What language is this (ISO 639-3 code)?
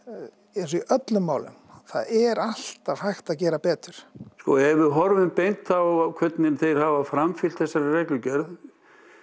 isl